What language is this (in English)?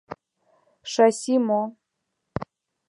Mari